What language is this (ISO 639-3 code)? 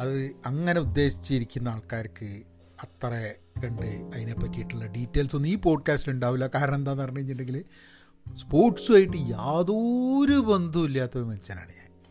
mal